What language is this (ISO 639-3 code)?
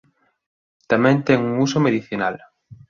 glg